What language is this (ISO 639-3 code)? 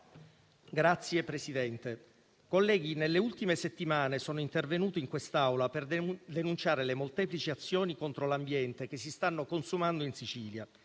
ita